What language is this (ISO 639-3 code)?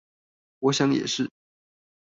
zho